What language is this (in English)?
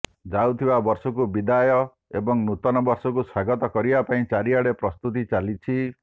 Odia